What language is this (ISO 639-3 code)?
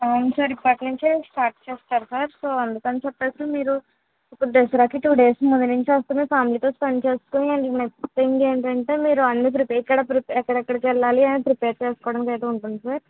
tel